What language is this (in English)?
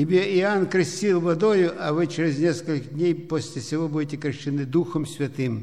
Russian